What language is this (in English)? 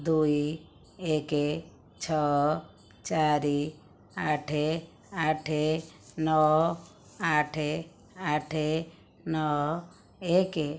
Odia